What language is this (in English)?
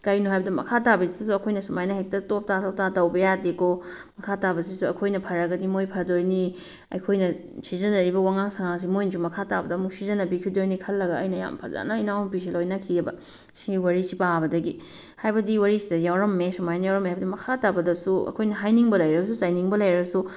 Manipuri